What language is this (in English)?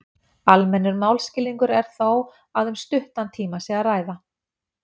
Icelandic